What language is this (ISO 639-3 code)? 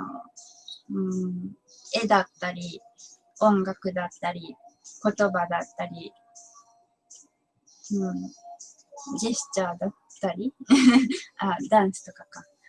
jpn